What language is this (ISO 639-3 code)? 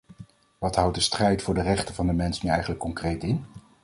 nld